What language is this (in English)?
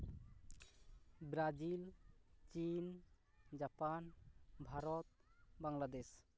Santali